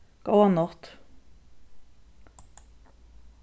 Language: Faroese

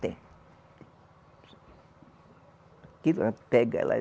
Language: Portuguese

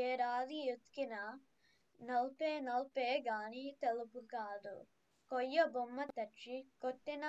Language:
Telugu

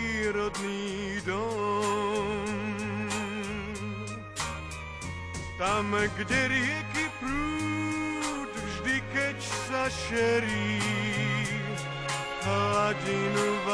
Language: Slovak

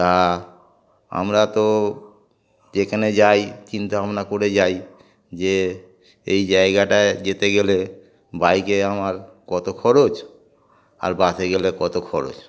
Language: Bangla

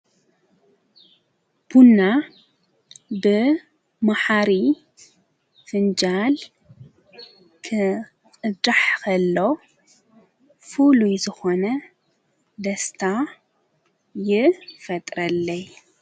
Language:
Tigrinya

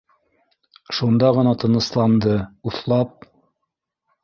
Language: Bashkir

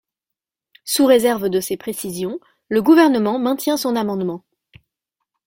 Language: French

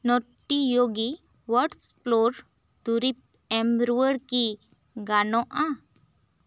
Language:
Santali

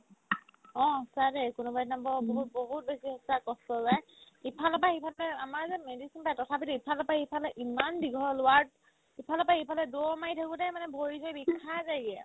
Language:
Assamese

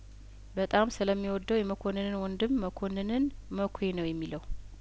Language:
Amharic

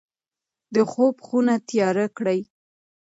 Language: Pashto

